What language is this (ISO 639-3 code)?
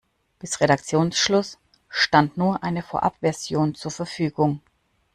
deu